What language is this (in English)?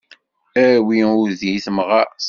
Kabyle